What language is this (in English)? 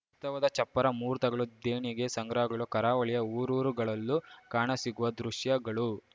Kannada